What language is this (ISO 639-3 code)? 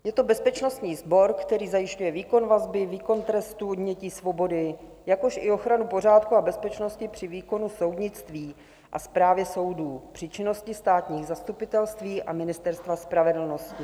ces